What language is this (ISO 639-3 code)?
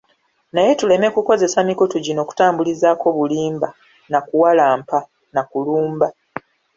lug